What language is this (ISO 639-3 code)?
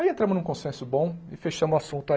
por